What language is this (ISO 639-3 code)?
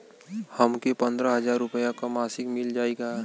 bho